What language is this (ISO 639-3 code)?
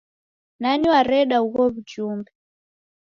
dav